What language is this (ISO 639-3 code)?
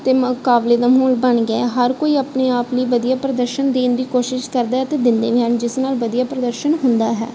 pan